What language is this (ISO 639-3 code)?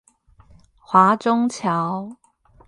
zho